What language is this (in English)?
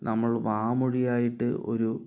Malayalam